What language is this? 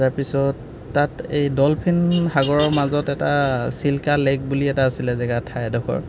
Assamese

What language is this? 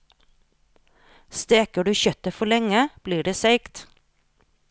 Norwegian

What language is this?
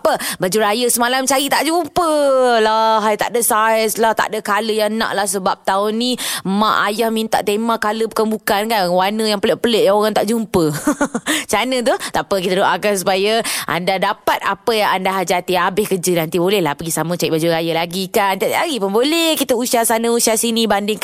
Malay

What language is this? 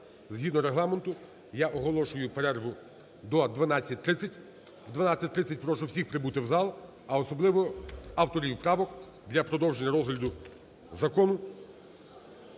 Ukrainian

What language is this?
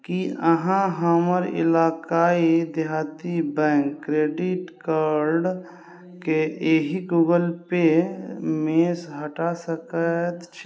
Maithili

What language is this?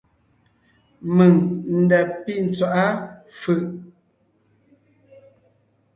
Ngiemboon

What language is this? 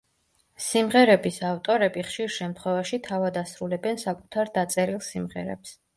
Georgian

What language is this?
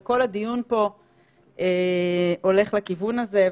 Hebrew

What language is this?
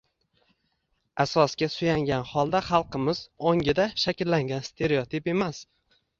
Uzbek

